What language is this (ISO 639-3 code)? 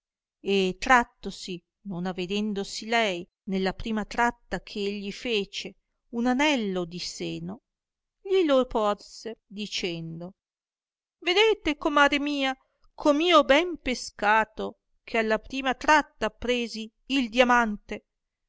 ita